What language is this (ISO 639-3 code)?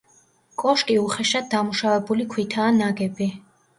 kat